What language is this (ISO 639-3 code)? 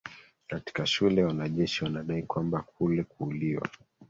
swa